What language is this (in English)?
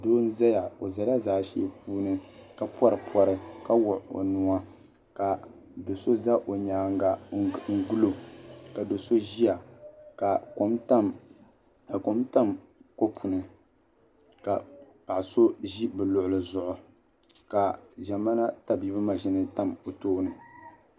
Dagbani